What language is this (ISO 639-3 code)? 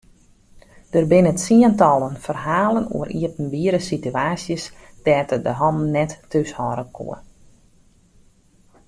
fry